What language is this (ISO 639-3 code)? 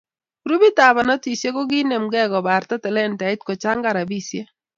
kln